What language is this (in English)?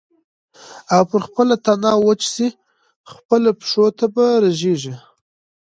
Pashto